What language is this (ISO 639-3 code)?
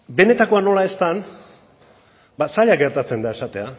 eus